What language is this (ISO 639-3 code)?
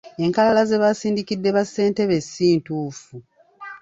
lug